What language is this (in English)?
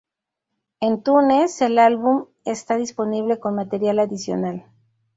Spanish